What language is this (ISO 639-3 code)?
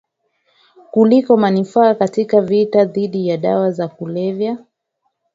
swa